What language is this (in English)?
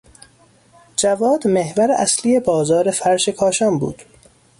Persian